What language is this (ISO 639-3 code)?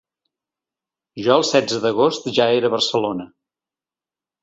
cat